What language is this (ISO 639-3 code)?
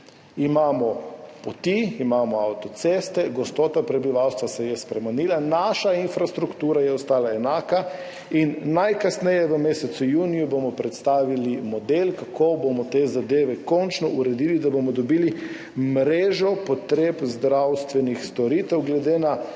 slv